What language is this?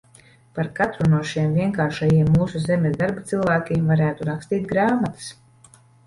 Latvian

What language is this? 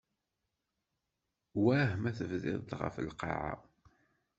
Kabyle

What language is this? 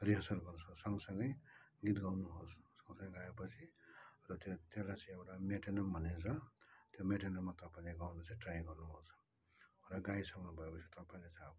Nepali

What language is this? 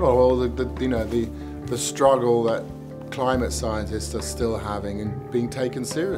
English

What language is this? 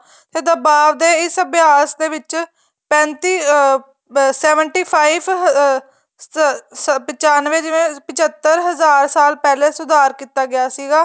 Punjabi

